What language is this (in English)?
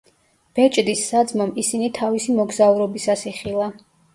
Georgian